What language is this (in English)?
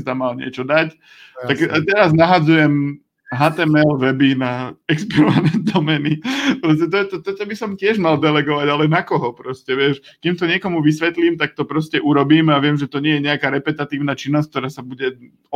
Slovak